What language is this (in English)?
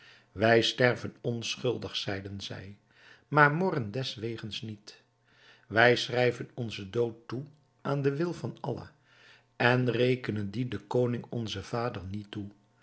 Dutch